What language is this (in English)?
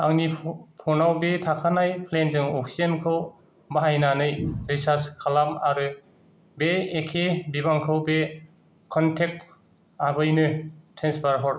Bodo